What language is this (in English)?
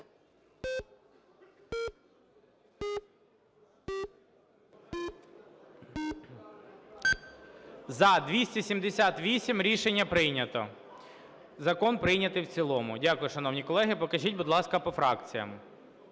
Ukrainian